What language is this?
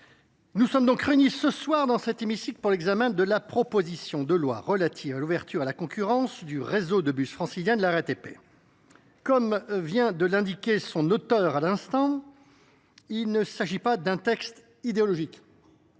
French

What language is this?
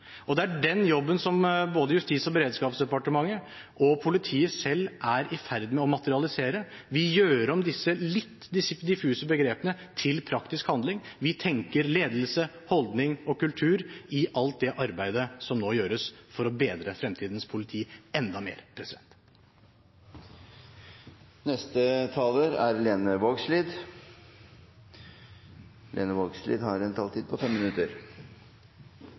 Norwegian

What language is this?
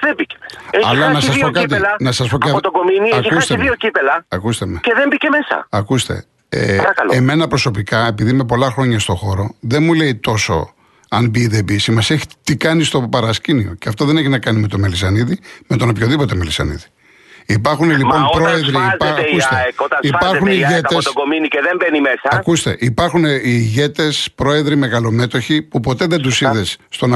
Greek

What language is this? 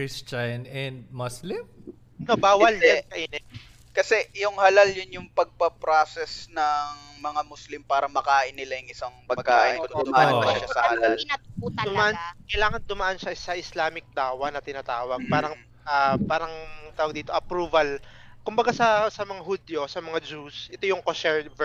Filipino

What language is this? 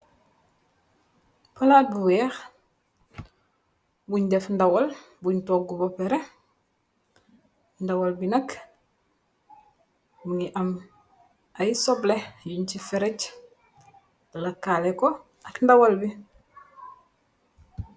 Wolof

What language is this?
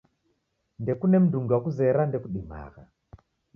Taita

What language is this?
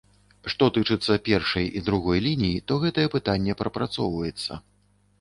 Belarusian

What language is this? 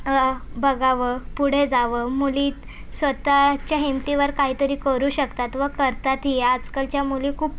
Marathi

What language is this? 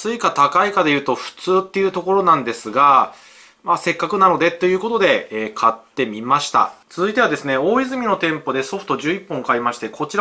Japanese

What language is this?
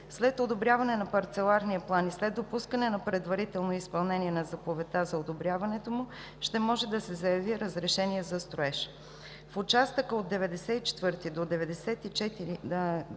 Bulgarian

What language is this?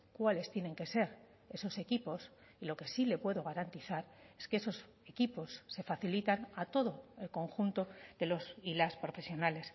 Spanish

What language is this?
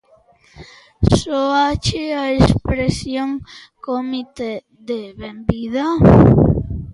Galician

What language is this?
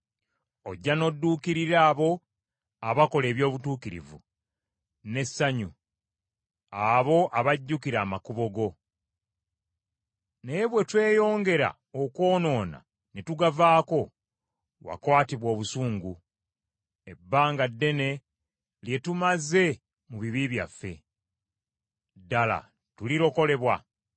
Ganda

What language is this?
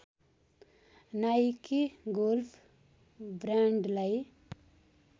Nepali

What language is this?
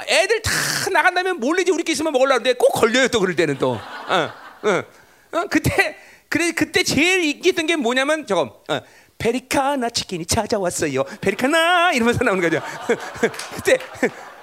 Korean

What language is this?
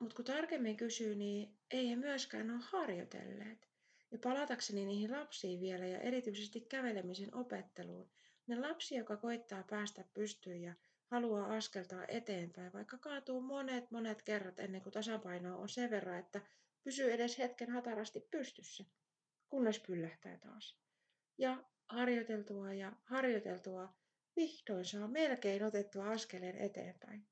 Finnish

